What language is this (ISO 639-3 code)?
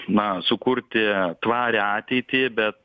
lit